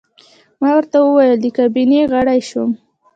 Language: Pashto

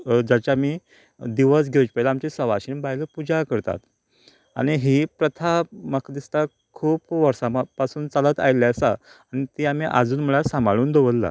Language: Konkani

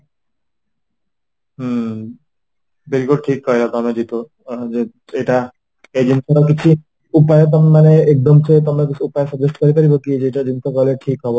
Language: Odia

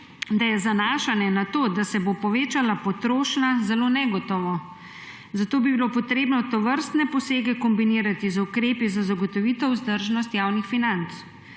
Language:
Slovenian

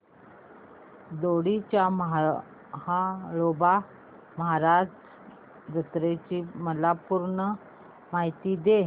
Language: Marathi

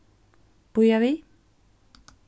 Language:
Faroese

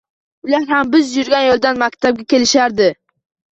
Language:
Uzbek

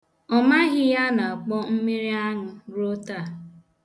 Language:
Igbo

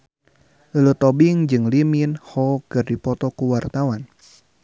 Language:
Sundanese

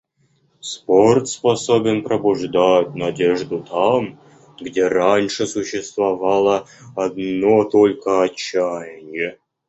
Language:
Russian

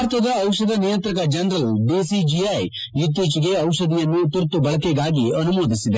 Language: Kannada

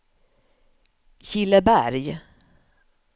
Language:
Swedish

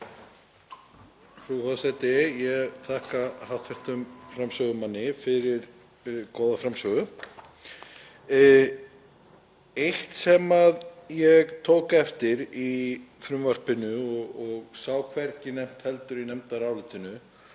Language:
Icelandic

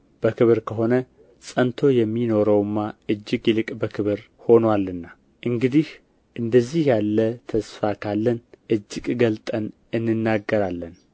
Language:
Amharic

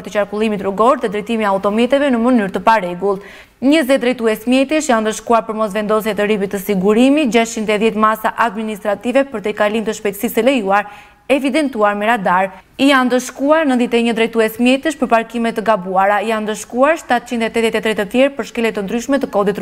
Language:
Romanian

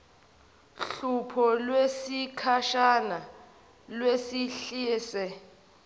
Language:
Zulu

